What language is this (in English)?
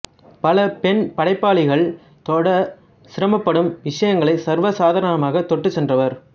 Tamil